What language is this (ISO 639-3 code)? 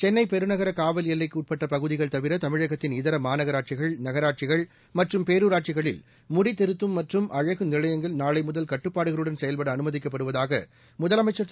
tam